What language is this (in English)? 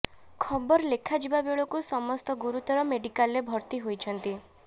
Odia